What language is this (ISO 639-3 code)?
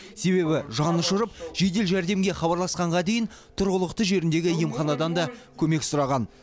kaz